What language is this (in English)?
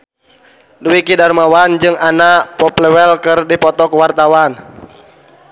Sundanese